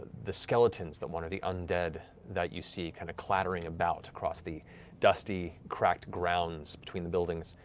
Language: English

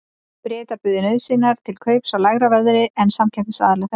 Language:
Icelandic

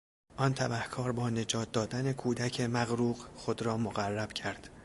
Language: Persian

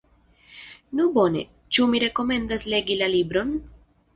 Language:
Esperanto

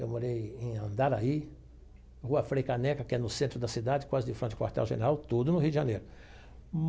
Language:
Portuguese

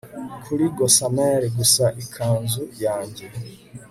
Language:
Kinyarwanda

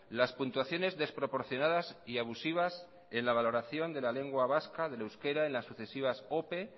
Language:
Spanish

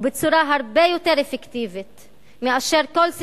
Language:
Hebrew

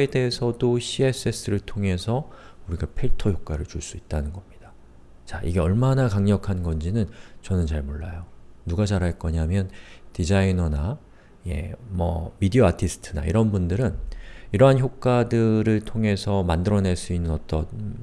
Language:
Korean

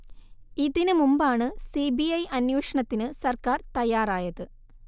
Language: Malayalam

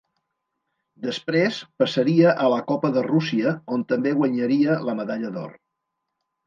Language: Catalan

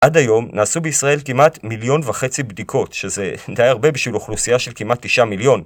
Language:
Hebrew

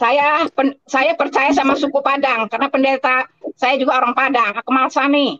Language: Indonesian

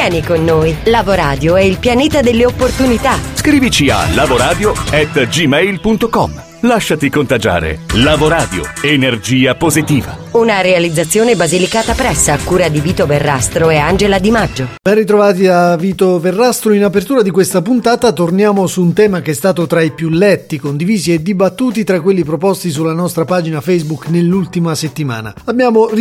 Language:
Italian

